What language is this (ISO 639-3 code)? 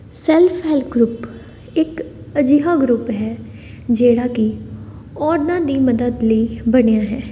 pan